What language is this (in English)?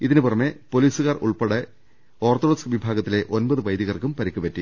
Malayalam